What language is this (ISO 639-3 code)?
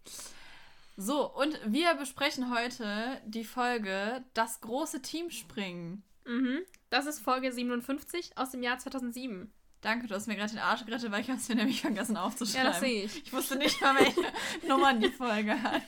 deu